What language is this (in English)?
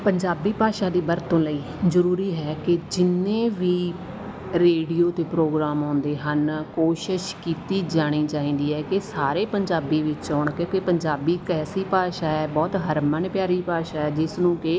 Punjabi